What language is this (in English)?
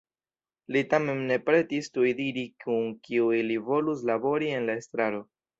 Esperanto